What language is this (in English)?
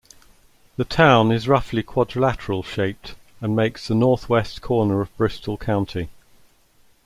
English